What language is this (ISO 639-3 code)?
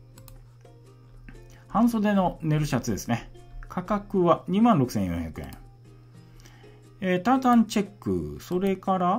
jpn